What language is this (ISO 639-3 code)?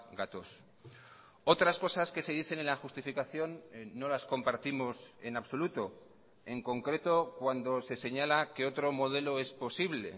spa